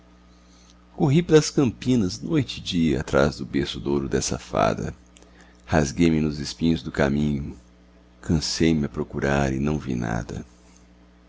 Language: Portuguese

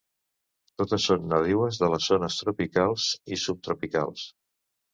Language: Catalan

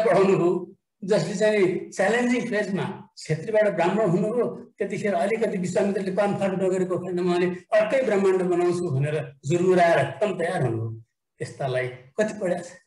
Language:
Hindi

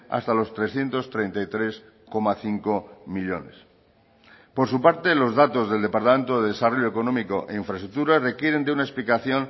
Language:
Spanish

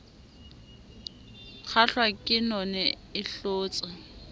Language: Southern Sotho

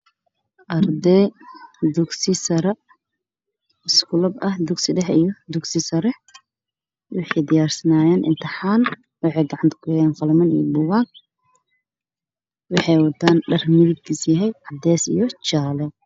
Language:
Somali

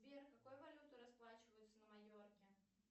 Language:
Russian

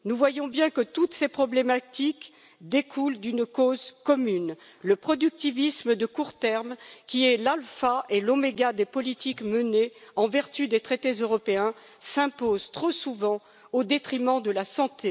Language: French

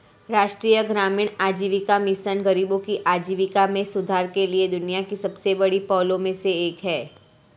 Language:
Hindi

